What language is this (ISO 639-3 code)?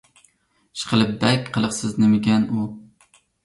uig